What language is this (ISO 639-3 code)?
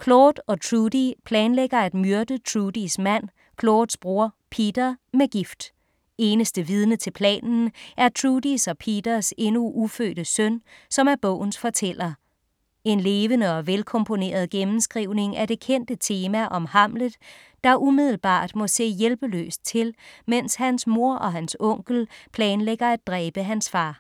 dan